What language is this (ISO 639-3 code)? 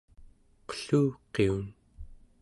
esu